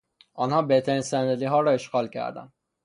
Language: Persian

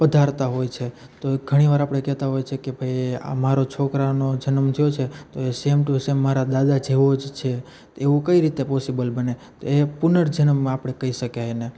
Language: Gujarati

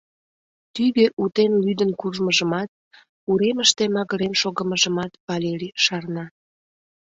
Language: Mari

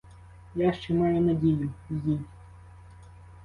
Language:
Ukrainian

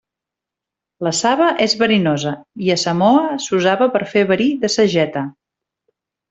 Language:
Catalan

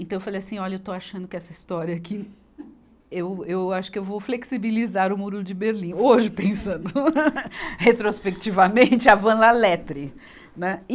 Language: Portuguese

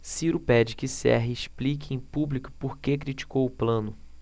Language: Portuguese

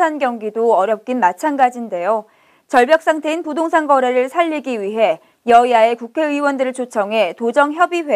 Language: Korean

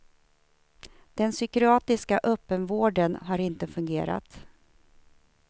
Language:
Swedish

